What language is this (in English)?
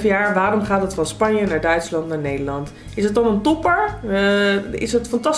Dutch